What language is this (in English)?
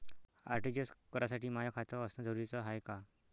Marathi